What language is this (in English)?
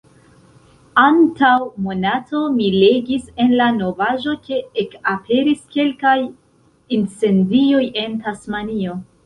Esperanto